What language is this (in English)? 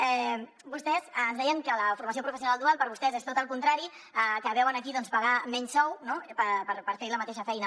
Catalan